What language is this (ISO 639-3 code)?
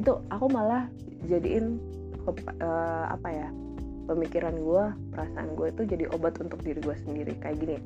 ind